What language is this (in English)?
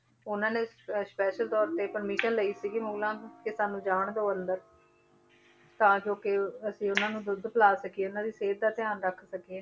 Punjabi